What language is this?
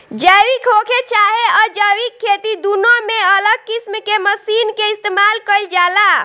Bhojpuri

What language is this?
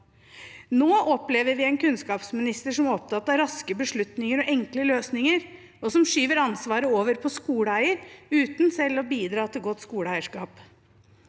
Norwegian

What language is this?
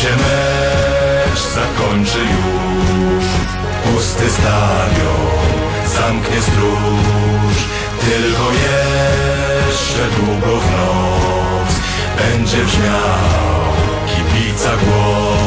Polish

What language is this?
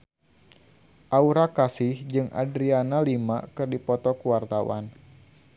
Sundanese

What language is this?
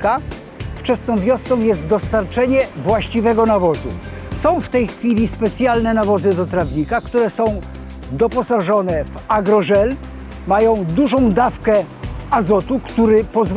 Polish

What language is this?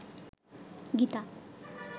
Bangla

